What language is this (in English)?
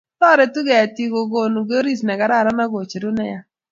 Kalenjin